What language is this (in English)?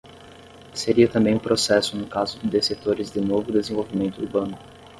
Portuguese